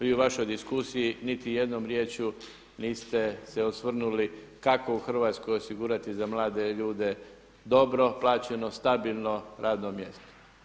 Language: Croatian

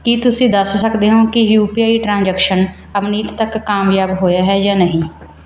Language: Punjabi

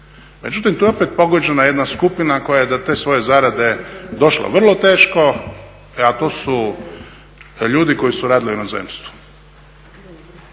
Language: Croatian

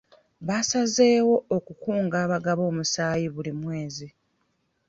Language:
Ganda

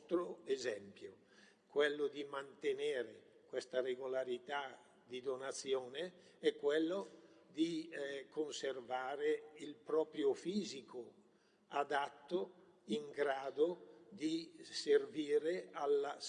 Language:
Italian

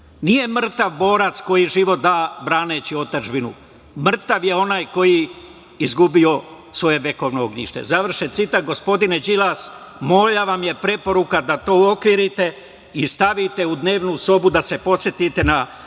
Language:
Serbian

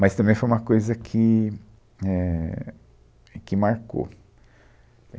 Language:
Portuguese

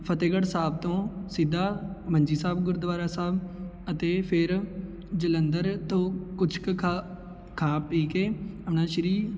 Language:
Punjabi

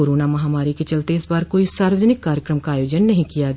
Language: Hindi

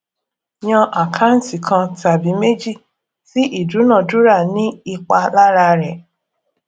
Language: Yoruba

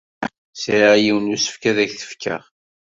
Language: Kabyle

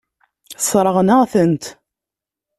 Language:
Kabyle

